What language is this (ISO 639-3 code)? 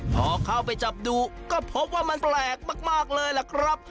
tha